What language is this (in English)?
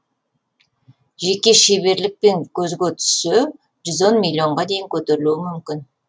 Kazakh